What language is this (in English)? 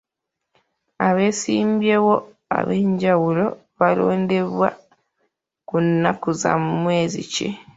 Ganda